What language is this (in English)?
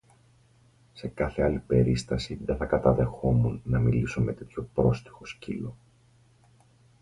Greek